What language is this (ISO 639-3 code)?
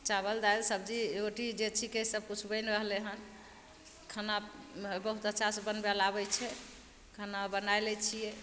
mai